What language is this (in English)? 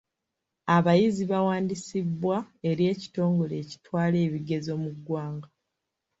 Ganda